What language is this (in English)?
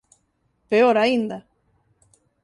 Galician